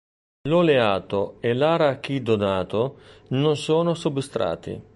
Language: Italian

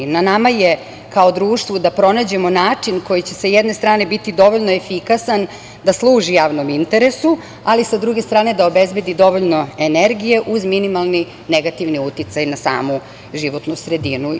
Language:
Serbian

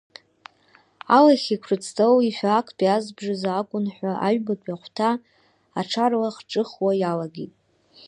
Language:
Abkhazian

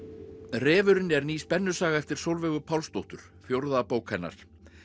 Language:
Icelandic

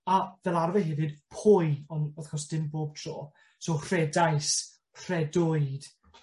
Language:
Welsh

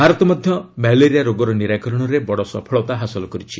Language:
Odia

